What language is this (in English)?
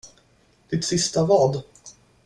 Swedish